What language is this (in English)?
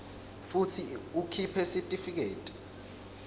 Swati